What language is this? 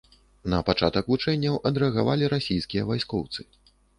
Belarusian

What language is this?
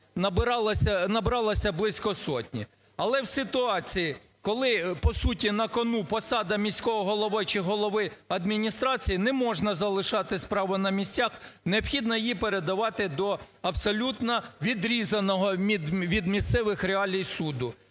Ukrainian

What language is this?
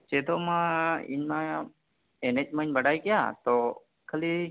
Santali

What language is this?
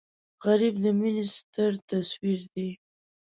Pashto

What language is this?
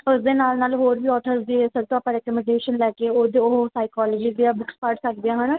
Punjabi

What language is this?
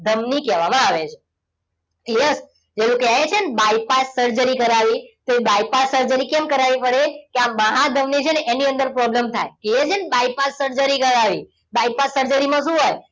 Gujarati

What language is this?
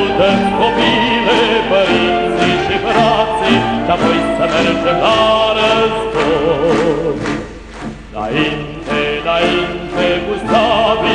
Romanian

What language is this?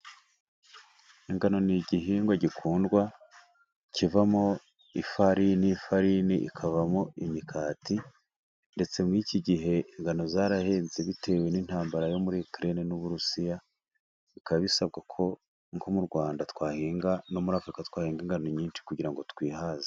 Kinyarwanda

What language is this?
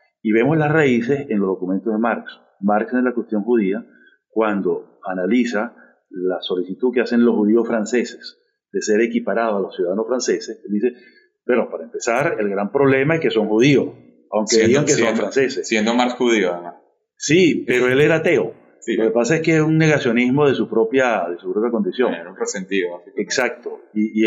Spanish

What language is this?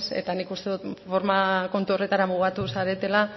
Basque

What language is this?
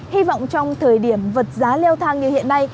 Vietnamese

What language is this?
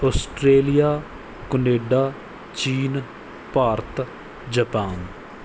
Punjabi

